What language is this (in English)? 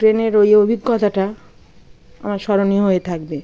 Bangla